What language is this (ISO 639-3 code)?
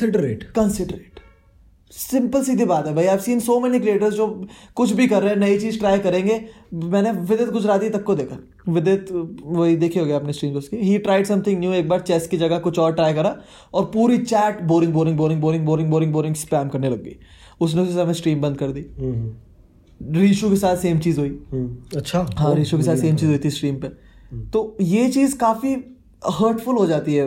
hin